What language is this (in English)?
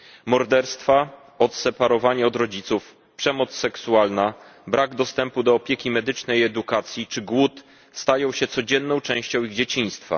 Polish